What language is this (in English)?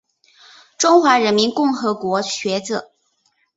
Chinese